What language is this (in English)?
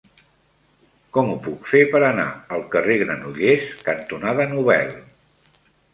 Catalan